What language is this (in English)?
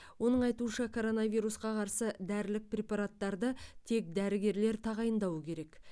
Kazakh